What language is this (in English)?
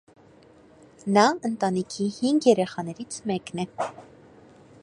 Armenian